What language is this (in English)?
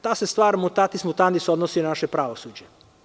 Serbian